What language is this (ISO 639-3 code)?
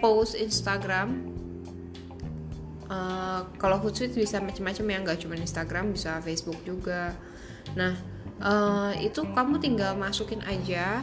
ind